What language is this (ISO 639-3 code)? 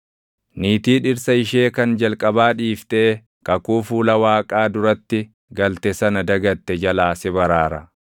orm